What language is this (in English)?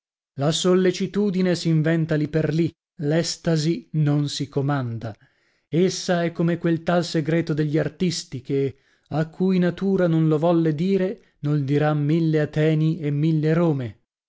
Italian